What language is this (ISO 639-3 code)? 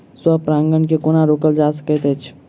mai